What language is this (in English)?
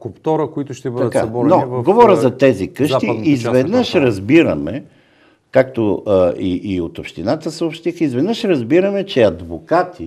Bulgarian